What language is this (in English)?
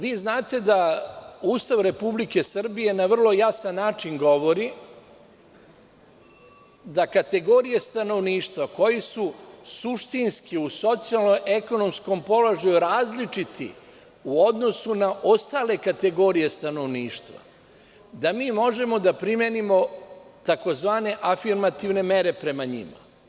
Serbian